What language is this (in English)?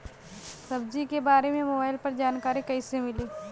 Bhojpuri